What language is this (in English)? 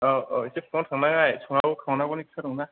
Bodo